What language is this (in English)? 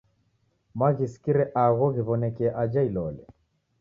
Taita